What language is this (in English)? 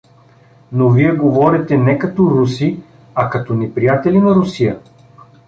Bulgarian